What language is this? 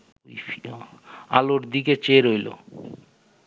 Bangla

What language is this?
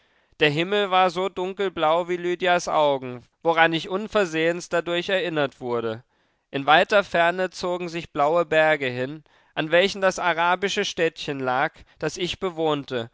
German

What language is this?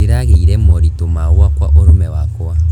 Kikuyu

